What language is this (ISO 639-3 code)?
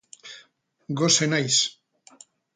eus